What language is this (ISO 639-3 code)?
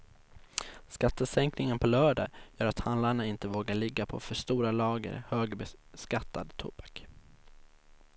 swe